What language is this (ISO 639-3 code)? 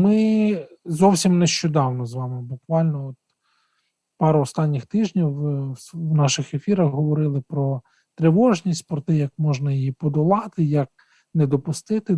ukr